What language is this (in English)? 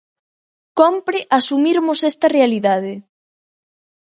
Galician